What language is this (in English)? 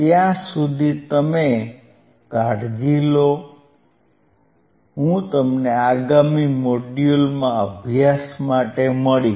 Gujarati